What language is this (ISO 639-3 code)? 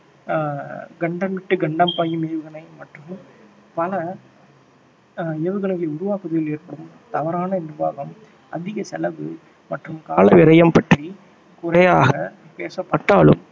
tam